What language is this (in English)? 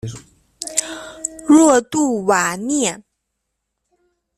Chinese